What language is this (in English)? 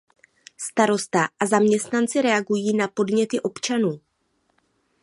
Czech